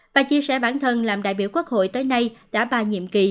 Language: Vietnamese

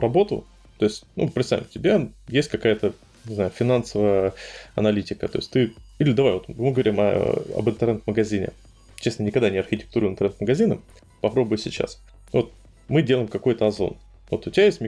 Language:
Russian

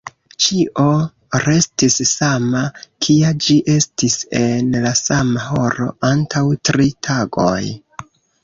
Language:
Esperanto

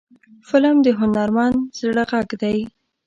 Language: Pashto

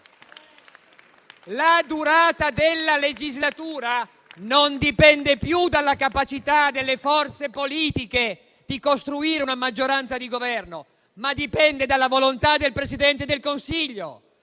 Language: Italian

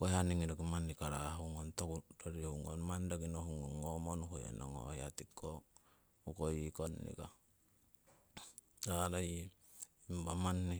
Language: Siwai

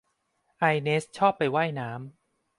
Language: Thai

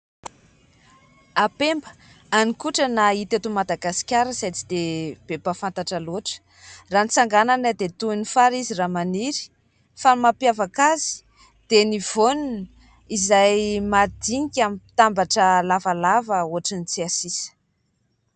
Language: Malagasy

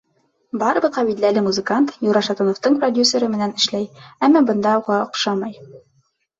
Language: Bashkir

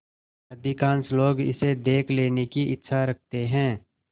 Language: Hindi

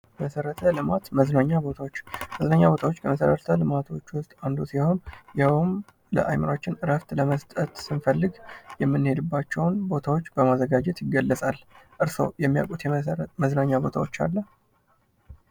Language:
Amharic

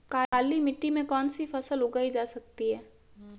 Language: Hindi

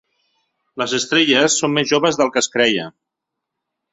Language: Catalan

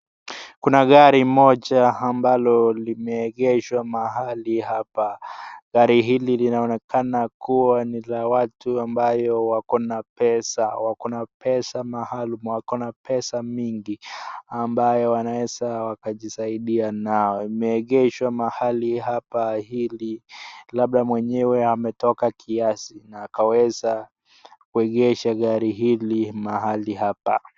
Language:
Swahili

